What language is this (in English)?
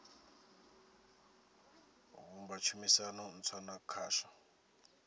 Venda